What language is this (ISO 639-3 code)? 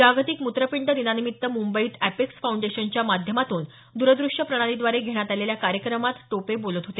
mar